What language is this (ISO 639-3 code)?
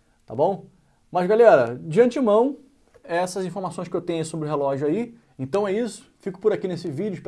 por